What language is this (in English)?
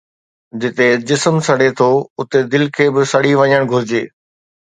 Sindhi